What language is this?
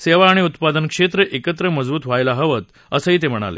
Marathi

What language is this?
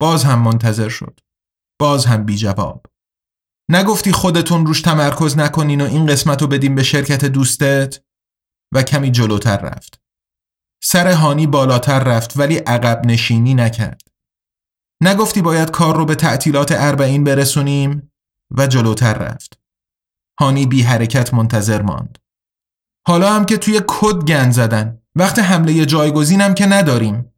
Persian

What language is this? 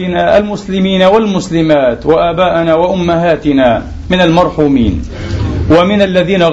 Arabic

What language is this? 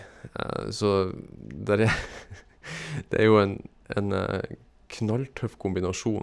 Norwegian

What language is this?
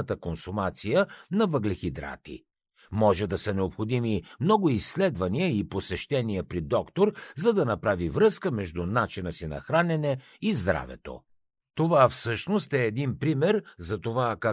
Bulgarian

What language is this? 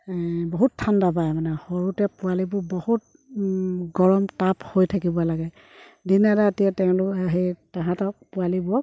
Assamese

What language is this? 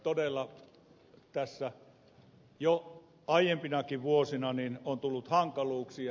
Finnish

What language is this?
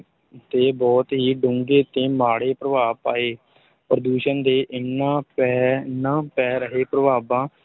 Punjabi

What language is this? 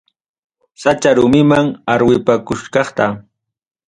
Ayacucho Quechua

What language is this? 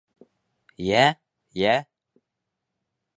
Bashkir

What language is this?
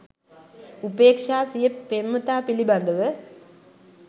Sinhala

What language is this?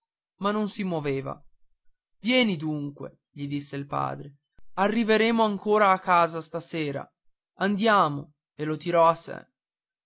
Italian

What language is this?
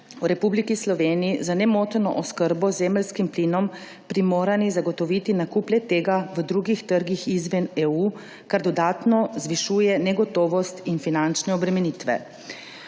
Slovenian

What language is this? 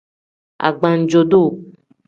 Tem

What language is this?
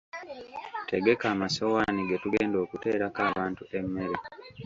Ganda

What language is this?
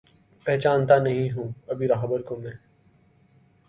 Urdu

